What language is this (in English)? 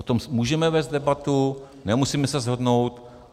Czech